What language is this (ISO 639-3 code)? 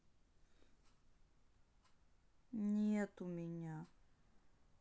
rus